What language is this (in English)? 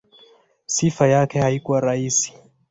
Swahili